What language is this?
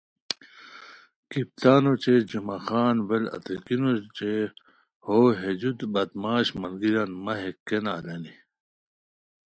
Khowar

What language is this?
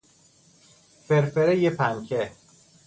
Persian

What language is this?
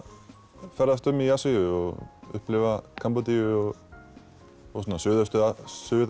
Icelandic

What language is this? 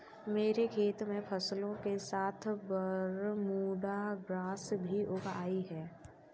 Hindi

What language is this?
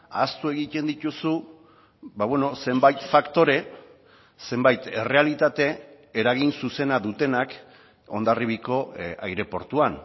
Basque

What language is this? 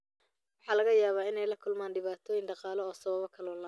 Somali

